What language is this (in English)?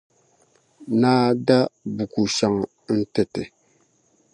Dagbani